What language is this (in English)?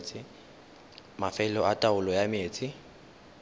Tswana